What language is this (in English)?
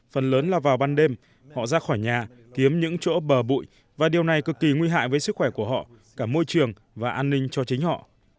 Vietnamese